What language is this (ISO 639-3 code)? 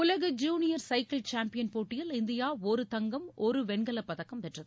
tam